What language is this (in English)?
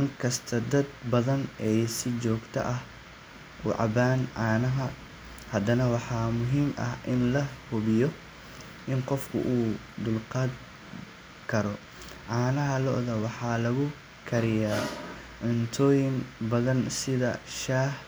Somali